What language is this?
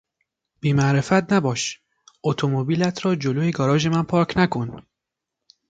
Persian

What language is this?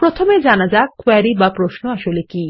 Bangla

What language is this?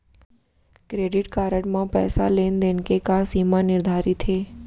Chhattisgarhi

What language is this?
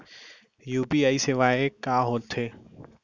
Chhattisgarhi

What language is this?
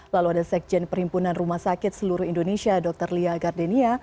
Indonesian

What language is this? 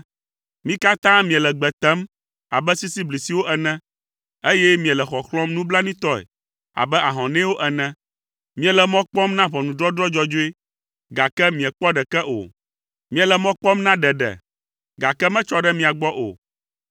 Ewe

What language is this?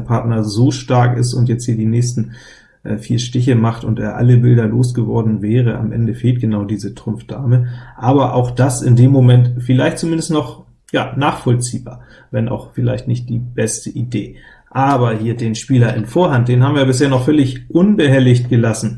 German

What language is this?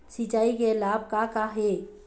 Chhattisgarhi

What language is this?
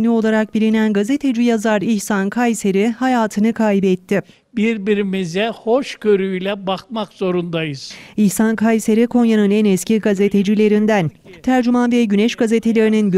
Turkish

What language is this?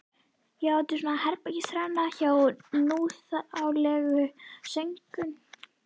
Icelandic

